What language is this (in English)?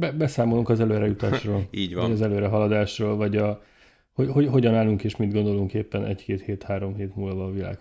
Hungarian